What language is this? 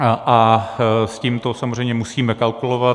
Czech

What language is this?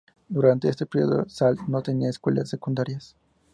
Spanish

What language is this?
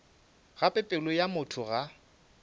Northern Sotho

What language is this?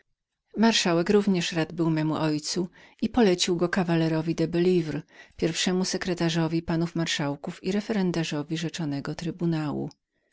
Polish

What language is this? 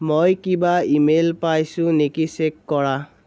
Assamese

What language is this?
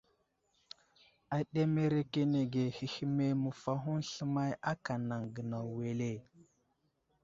Wuzlam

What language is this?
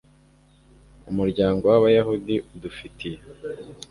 Kinyarwanda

